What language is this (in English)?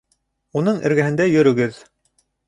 Bashkir